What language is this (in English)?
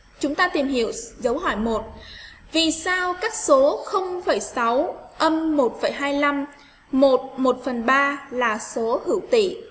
Vietnamese